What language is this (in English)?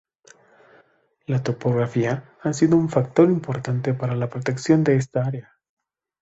Spanish